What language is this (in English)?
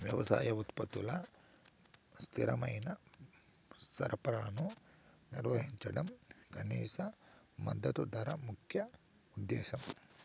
Telugu